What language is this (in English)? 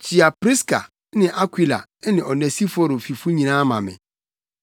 Akan